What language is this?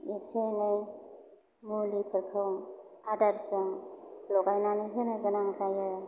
Bodo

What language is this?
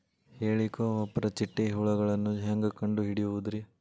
Kannada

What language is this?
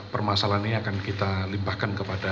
Indonesian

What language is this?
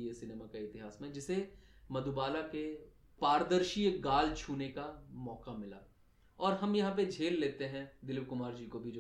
Hindi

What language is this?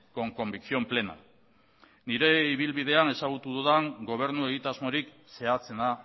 Basque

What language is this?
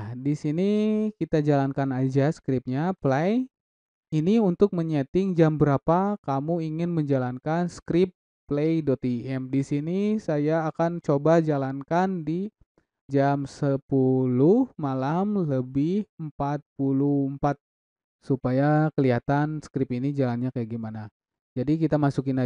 Indonesian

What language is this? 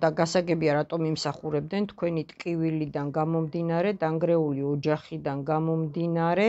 Romanian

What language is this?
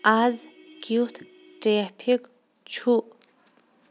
Kashmiri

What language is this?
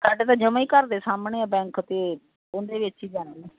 Punjabi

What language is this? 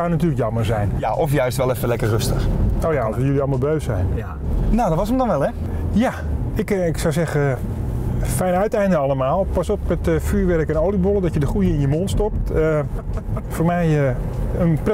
Dutch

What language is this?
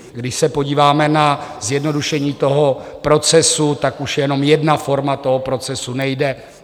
Czech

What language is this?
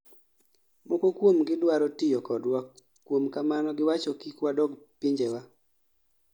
Luo (Kenya and Tanzania)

